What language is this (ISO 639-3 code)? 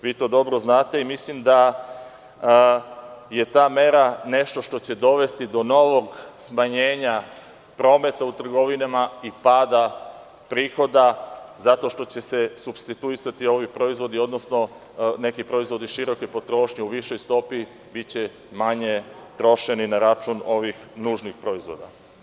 srp